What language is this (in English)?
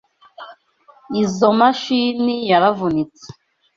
Kinyarwanda